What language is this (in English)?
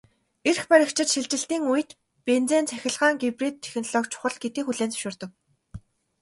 Mongolian